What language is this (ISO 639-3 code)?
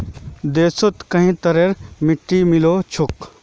mag